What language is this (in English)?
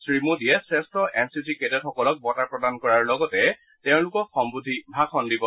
Assamese